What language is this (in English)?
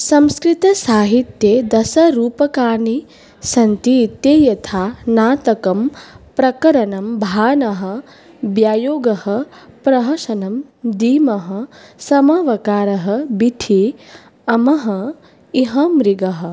Sanskrit